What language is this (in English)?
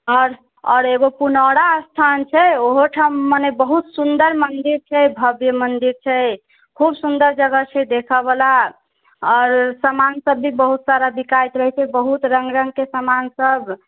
Maithili